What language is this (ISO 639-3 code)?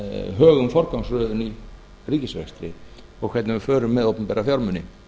isl